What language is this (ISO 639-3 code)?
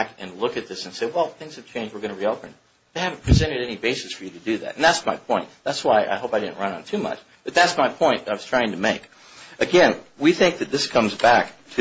eng